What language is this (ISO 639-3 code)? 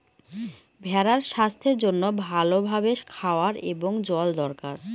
ben